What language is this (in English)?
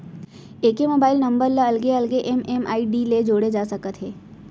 Chhattisgarhi